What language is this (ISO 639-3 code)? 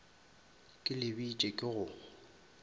nso